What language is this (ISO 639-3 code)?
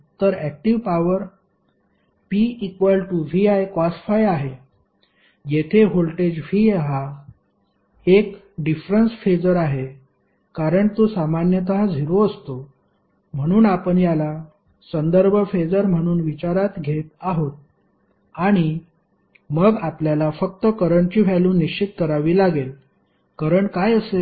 mar